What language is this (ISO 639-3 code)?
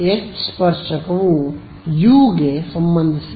kan